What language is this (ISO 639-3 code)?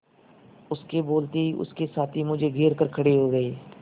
hin